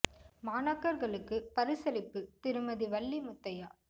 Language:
Tamil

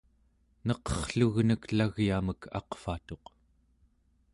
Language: Central Yupik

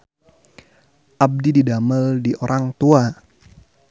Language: Sundanese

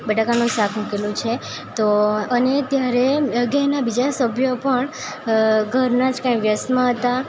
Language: Gujarati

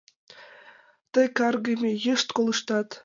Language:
Mari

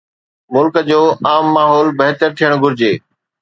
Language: Sindhi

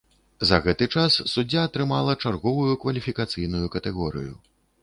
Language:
Belarusian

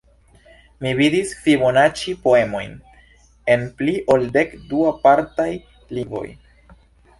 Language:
Esperanto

